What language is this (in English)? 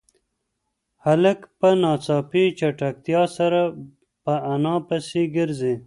Pashto